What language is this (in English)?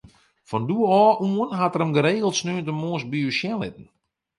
Western Frisian